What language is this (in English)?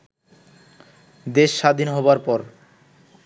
Bangla